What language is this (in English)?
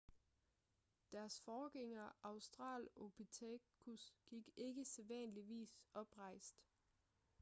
Danish